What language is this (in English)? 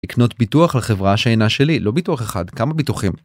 Hebrew